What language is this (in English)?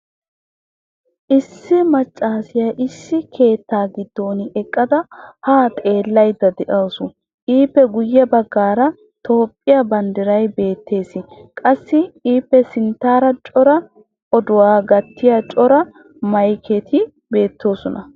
Wolaytta